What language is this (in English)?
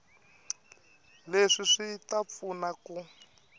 Tsonga